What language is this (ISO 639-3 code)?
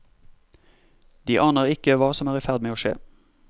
nor